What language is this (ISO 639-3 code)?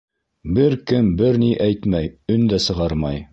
bak